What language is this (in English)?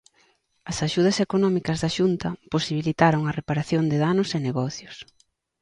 Galician